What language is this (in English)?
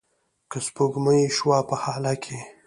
Pashto